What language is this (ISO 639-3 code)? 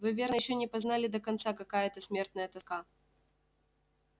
rus